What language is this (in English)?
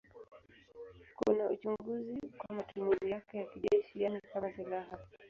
Swahili